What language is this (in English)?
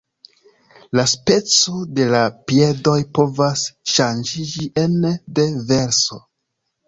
Esperanto